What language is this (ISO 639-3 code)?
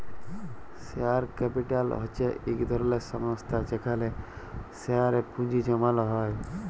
ben